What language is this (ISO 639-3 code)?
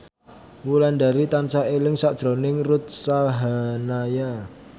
jav